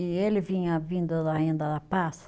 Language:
Portuguese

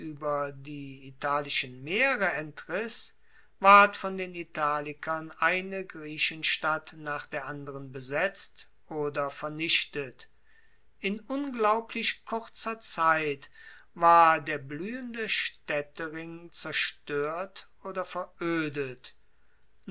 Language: German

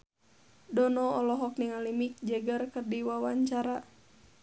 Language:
Sundanese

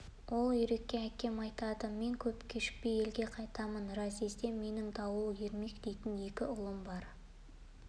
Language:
Kazakh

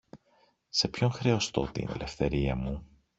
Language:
Greek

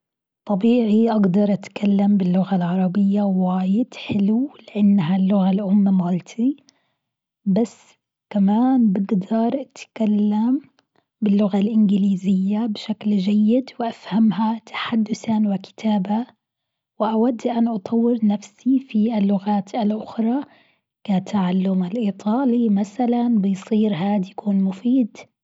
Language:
Gulf Arabic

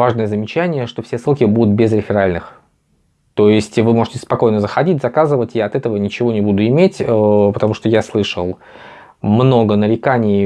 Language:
Russian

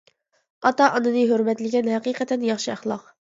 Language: Uyghur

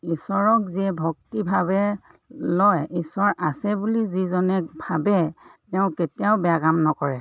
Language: Assamese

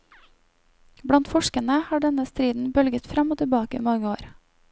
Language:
Norwegian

